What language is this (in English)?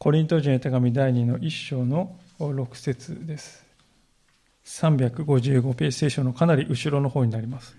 Japanese